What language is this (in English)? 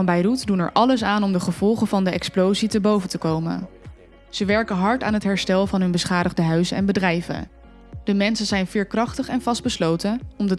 Dutch